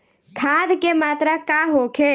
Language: Bhojpuri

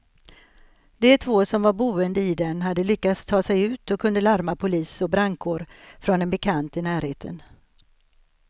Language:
Swedish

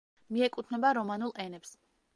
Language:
Georgian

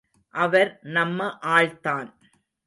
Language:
Tamil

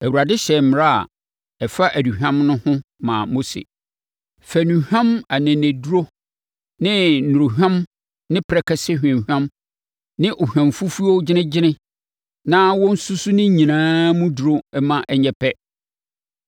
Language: Akan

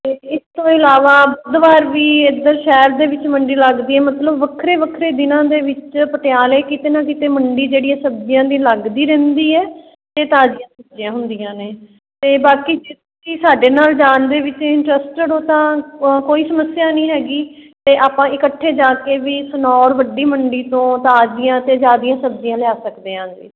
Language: Punjabi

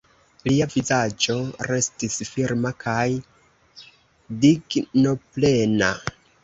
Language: Esperanto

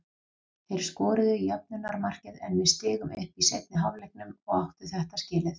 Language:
Icelandic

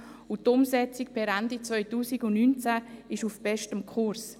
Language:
Swiss German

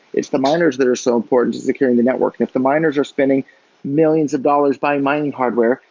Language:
English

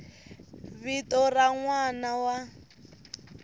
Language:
Tsonga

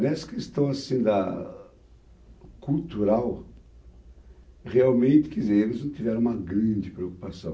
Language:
Portuguese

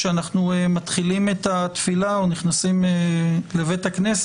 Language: Hebrew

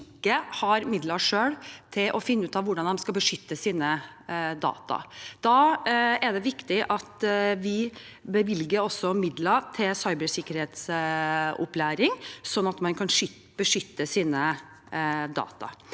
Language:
Norwegian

